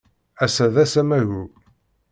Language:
Kabyle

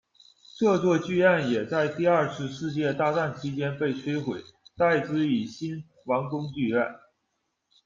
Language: Chinese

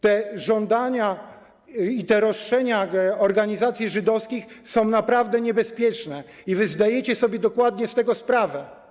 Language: Polish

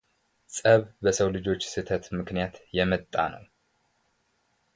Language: Amharic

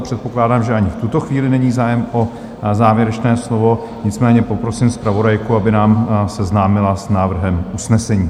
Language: Czech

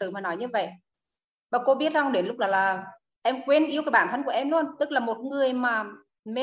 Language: Vietnamese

